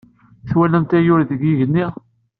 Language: Kabyle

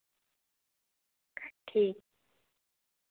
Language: Dogri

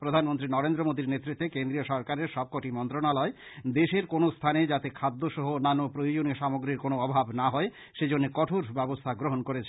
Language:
Bangla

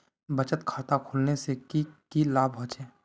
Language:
Magahi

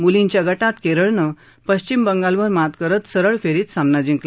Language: Marathi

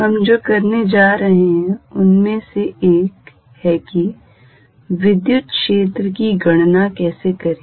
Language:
Hindi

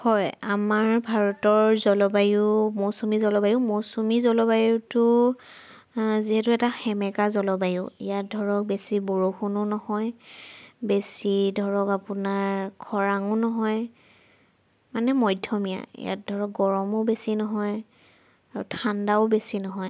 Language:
Assamese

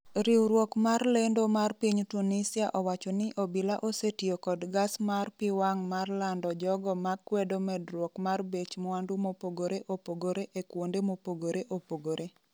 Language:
Luo (Kenya and Tanzania)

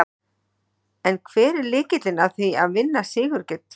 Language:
Icelandic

